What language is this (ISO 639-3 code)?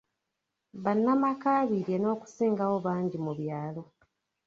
lug